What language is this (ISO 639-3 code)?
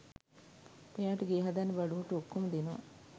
sin